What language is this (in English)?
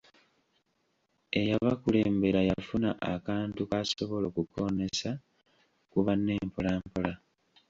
Ganda